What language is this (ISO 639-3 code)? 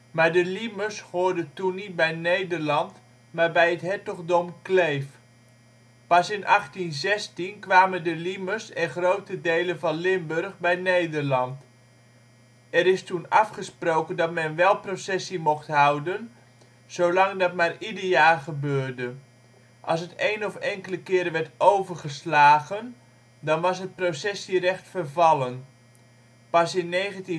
nld